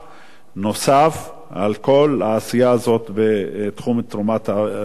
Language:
Hebrew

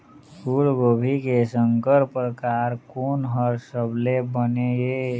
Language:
Chhattisgarhi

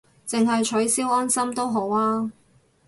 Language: Cantonese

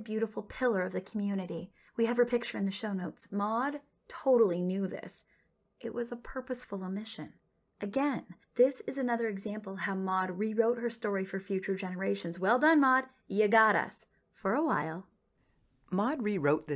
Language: English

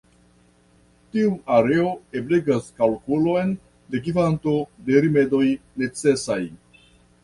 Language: Esperanto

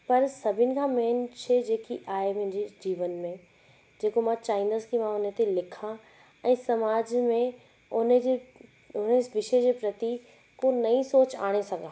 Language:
Sindhi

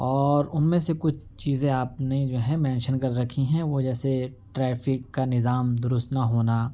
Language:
Urdu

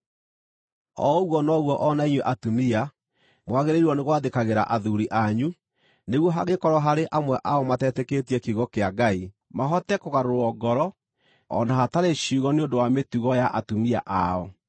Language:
Kikuyu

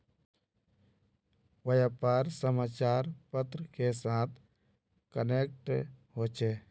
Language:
Magahi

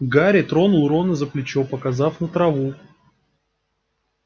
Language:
Russian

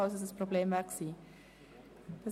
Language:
Swiss German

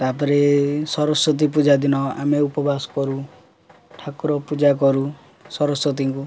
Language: Odia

